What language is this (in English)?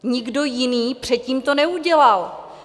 Czech